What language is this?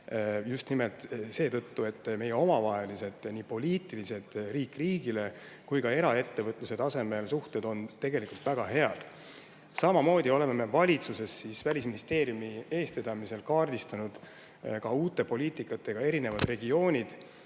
Estonian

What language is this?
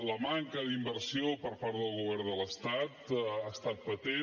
Catalan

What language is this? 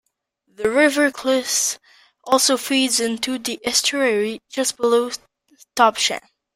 English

